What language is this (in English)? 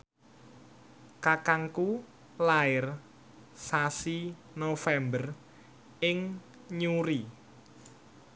Javanese